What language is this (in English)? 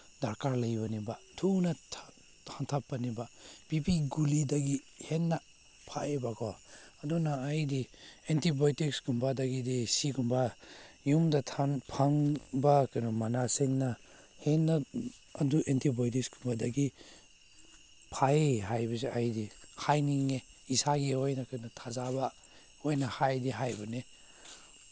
Manipuri